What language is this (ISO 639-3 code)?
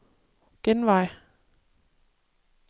dan